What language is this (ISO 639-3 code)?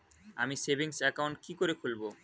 ben